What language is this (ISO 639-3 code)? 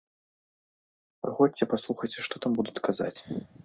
bel